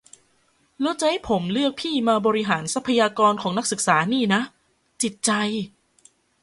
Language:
Thai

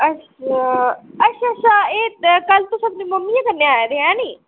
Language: Dogri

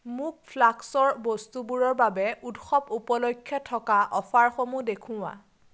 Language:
Assamese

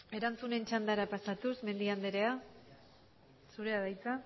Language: Basque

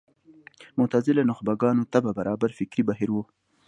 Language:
Pashto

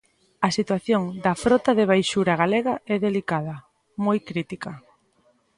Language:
Galician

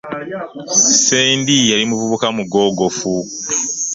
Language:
Ganda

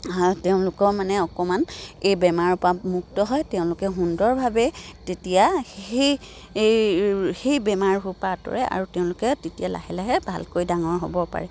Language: Assamese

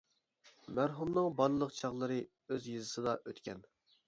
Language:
Uyghur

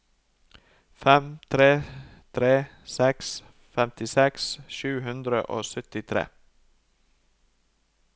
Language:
Norwegian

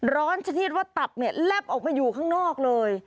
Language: Thai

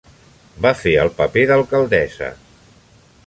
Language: Catalan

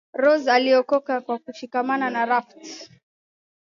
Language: Swahili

